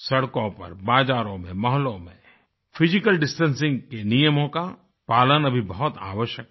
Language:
Hindi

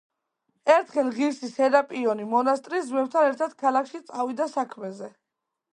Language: Georgian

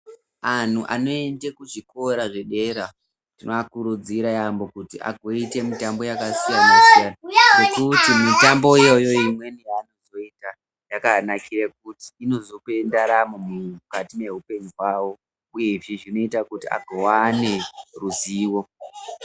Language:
Ndau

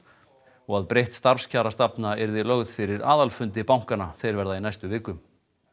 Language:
Icelandic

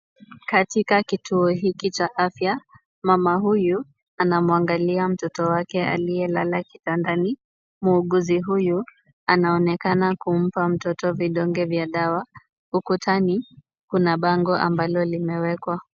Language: Swahili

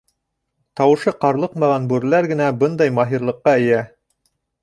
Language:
Bashkir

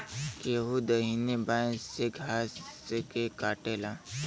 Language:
Bhojpuri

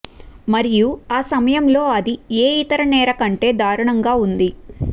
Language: Telugu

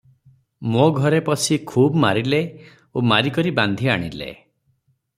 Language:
Odia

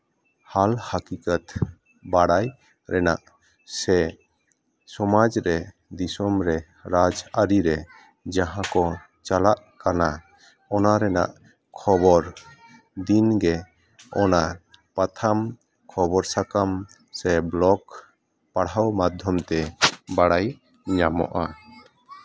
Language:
Santali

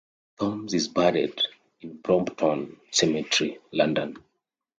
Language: English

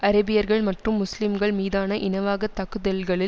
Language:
Tamil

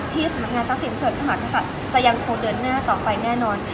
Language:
Thai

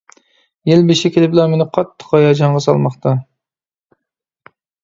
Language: Uyghur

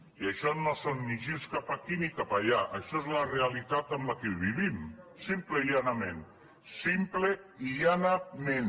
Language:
Catalan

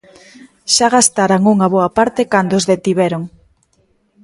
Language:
Galician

